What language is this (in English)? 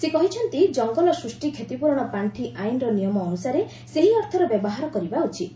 Odia